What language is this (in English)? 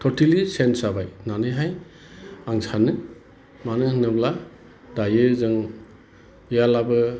Bodo